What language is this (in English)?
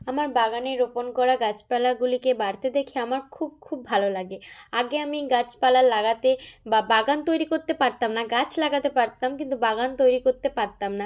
Bangla